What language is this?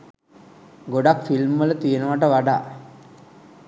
Sinhala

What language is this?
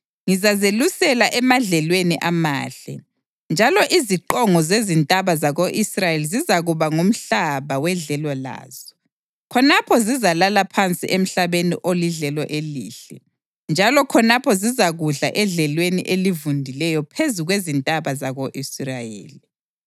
North Ndebele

